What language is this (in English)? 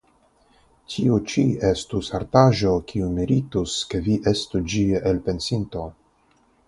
Esperanto